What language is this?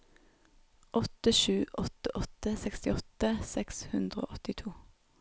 Norwegian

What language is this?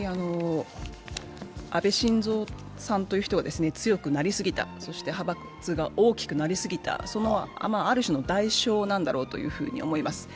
Japanese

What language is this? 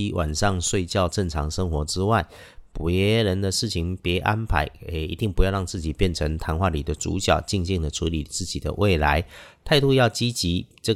Chinese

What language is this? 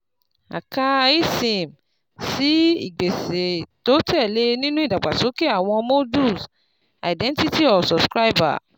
Yoruba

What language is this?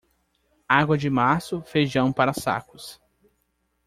Portuguese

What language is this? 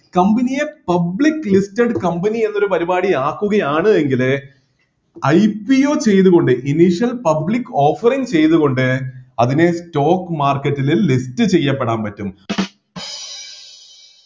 Malayalam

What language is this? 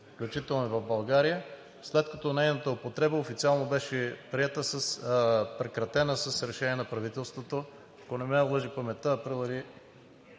Bulgarian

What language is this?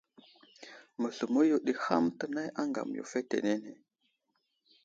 Wuzlam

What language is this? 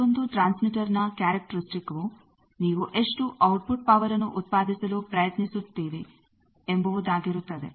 Kannada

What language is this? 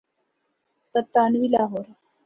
Urdu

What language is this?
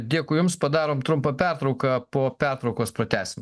Lithuanian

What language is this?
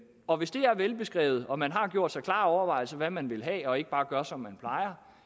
Danish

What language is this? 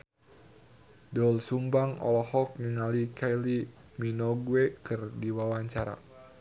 Sundanese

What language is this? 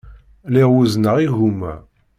Kabyle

